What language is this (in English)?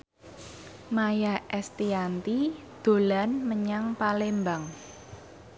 Javanese